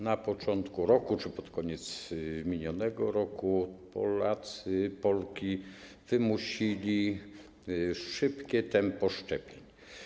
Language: Polish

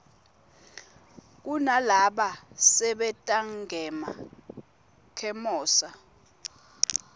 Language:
Swati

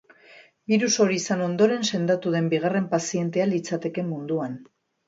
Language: Basque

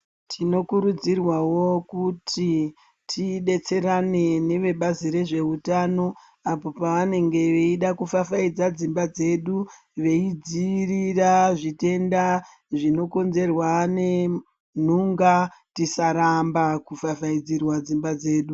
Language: Ndau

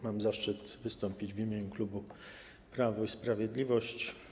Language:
Polish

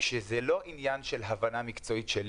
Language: Hebrew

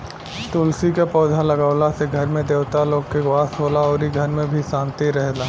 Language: Bhojpuri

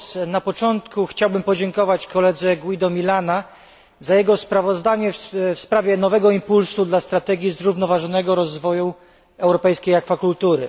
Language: Polish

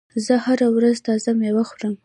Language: Pashto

